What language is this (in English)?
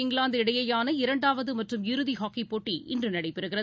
Tamil